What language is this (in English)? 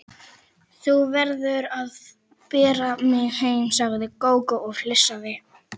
Icelandic